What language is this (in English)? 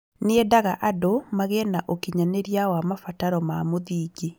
Kikuyu